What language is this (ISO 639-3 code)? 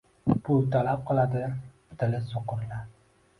uzb